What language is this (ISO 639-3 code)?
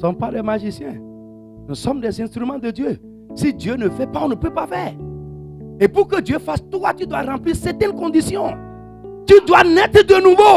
fra